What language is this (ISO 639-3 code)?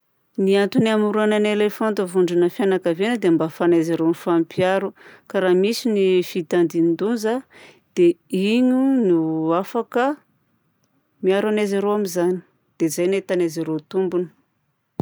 bzc